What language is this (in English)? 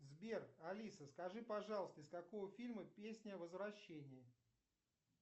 Russian